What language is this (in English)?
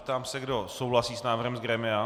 Czech